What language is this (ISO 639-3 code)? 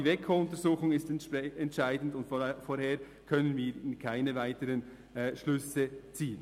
gsw